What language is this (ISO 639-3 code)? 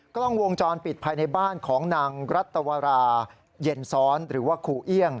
tha